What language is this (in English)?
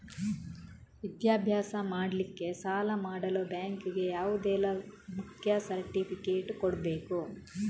Kannada